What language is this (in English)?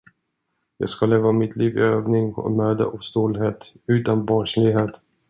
Swedish